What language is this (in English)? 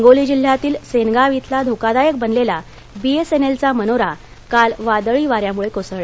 Marathi